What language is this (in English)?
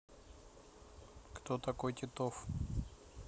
Russian